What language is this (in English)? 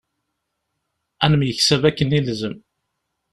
Kabyle